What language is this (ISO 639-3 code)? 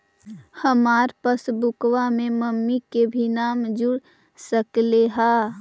mag